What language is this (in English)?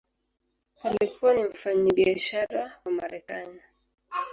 Swahili